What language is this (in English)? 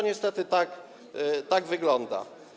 Polish